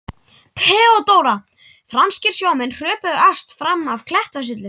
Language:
Icelandic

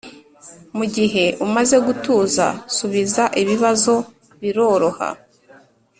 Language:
Kinyarwanda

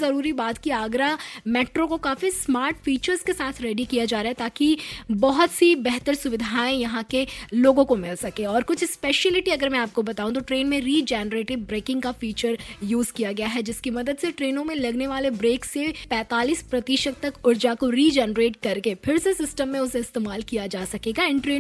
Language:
Hindi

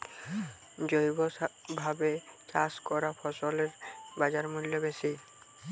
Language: Bangla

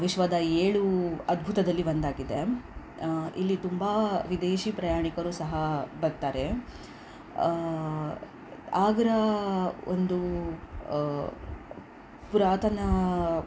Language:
Kannada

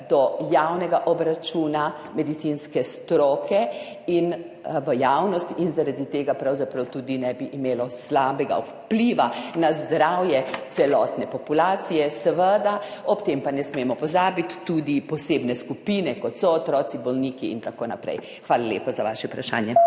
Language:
Slovenian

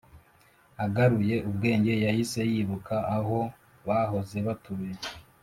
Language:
Kinyarwanda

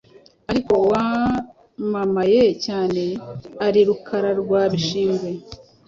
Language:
Kinyarwanda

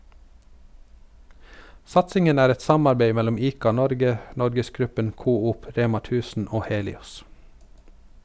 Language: Norwegian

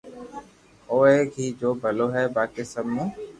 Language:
Loarki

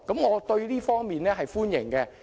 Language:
Cantonese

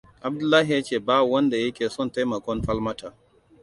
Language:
Hausa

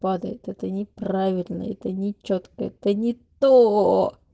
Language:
Russian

